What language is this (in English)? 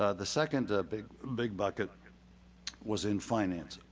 English